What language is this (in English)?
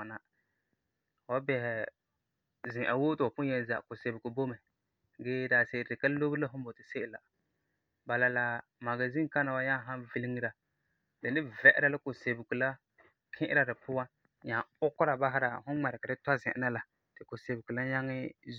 Frafra